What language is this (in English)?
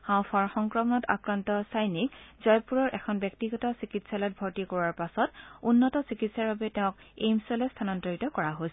Assamese